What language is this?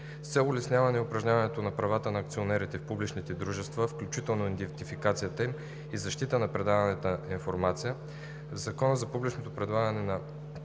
Bulgarian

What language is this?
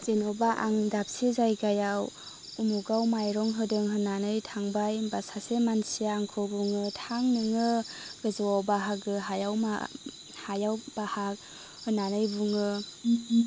Bodo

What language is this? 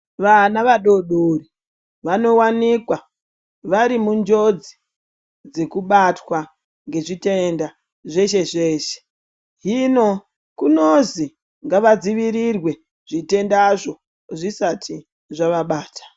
Ndau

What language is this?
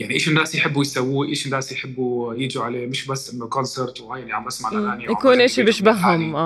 Arabic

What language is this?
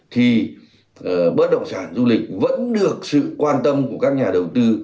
Vietnamese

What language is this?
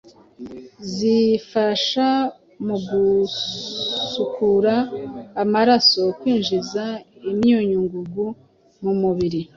Kinyarwanda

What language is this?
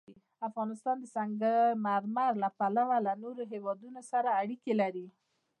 Pashto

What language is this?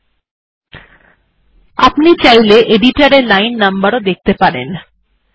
Bangla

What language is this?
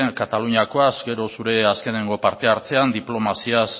Basque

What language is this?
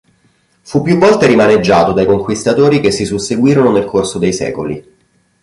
Italian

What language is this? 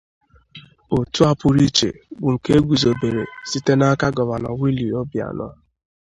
Igbo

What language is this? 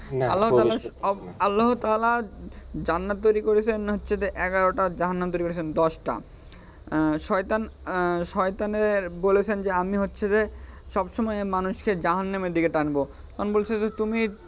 Bangla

